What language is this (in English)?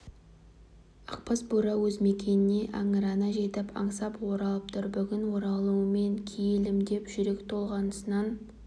Kazakh